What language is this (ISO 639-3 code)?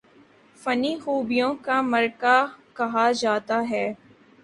urd